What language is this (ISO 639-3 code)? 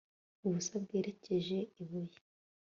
kin